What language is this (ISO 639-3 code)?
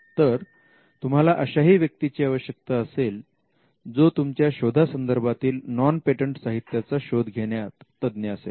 mar